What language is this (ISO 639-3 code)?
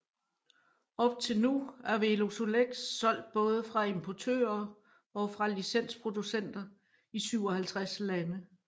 dan